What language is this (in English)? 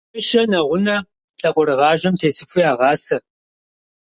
Kabardian